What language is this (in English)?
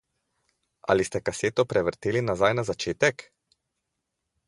Slovenian